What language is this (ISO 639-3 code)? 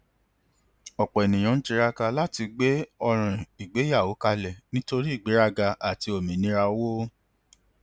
yor